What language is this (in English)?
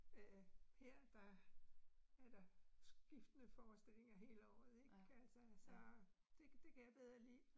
Danish